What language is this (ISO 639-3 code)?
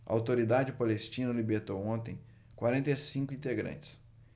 por